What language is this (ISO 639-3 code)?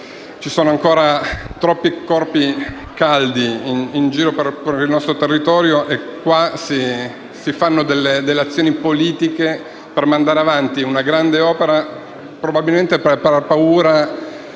ita